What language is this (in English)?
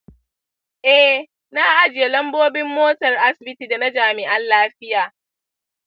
Hausa